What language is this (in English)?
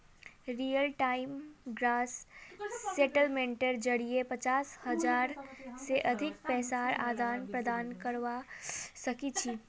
Magahi